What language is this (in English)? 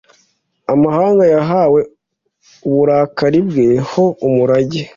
Kinyarwanda